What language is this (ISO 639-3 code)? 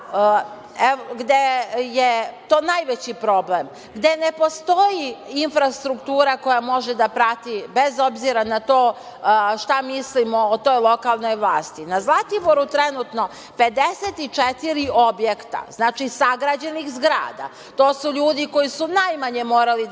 srp